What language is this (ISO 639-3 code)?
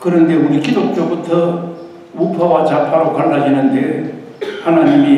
kor